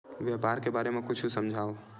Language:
Chhattisgarhi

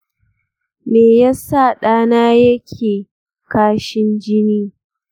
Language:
Hausa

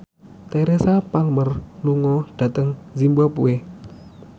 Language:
Javanese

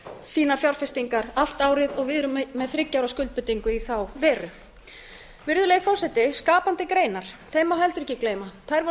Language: Icelandic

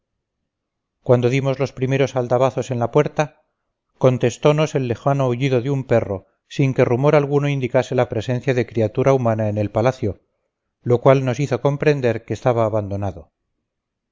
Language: Spanish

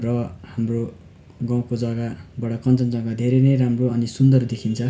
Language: Nepali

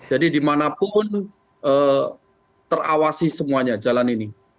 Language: Indonesian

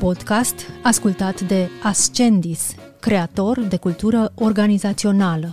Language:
Romanian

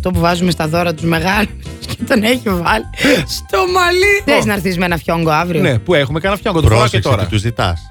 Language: Greek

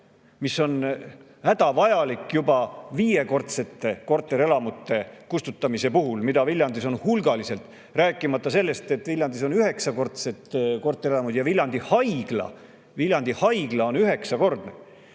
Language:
Estonian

